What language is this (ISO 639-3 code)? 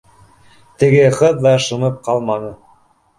bak